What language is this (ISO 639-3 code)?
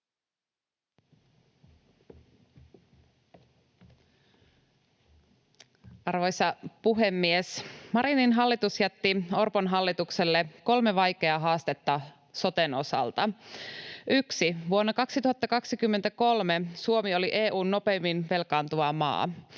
fin